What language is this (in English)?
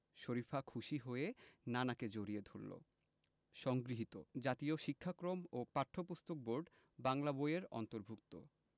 Bangla